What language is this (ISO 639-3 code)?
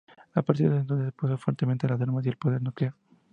spa